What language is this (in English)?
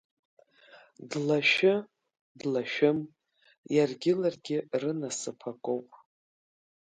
Abkhazian